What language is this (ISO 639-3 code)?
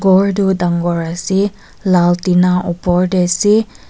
nag